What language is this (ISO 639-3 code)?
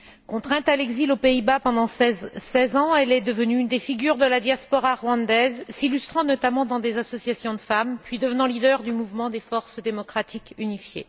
fra